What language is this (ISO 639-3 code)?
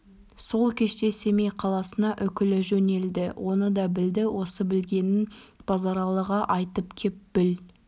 kaz